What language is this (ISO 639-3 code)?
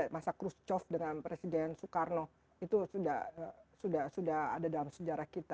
ind